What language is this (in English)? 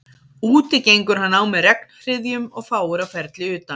Icelandic